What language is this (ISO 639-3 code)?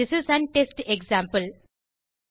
tam